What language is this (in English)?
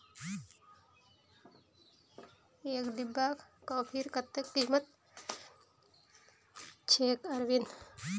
Magahi